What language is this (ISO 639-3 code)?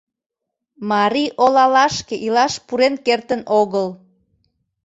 chm